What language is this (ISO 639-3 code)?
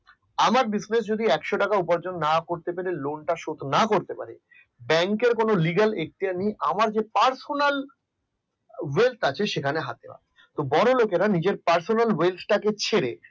ben